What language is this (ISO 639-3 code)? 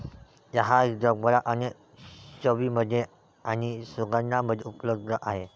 mar